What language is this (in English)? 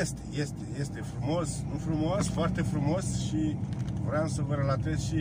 Romanian